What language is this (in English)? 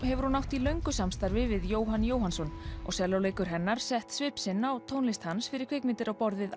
Icelandic